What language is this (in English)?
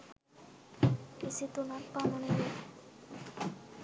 Sinhala